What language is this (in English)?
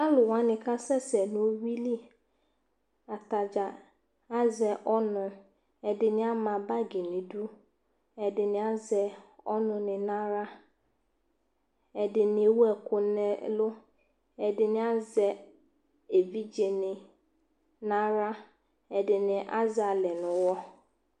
Ikposo